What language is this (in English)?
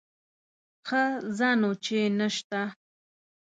Pashto